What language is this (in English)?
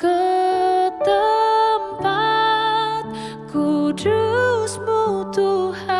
Indonesian